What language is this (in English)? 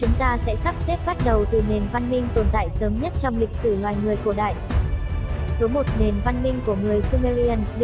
Vietnamese